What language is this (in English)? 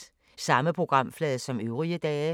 Danish